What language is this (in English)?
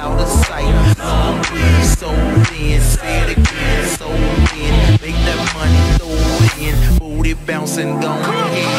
English